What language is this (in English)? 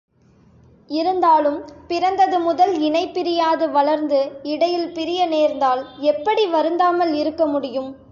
Tamil